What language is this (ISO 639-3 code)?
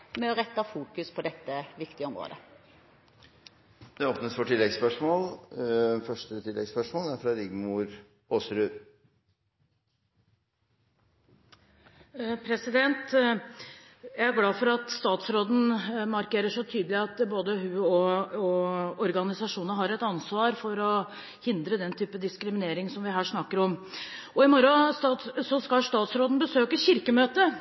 nor